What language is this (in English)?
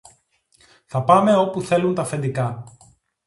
Greek